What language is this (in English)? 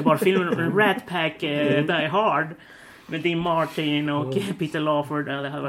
Swedish